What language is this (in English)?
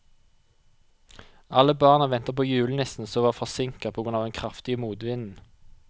Norwegian